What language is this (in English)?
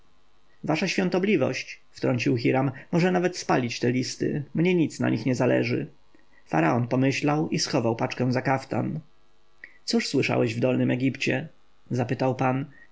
Polish